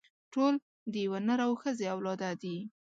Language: Pashto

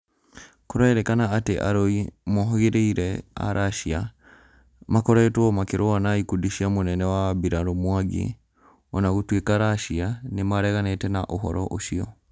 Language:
Kikuyu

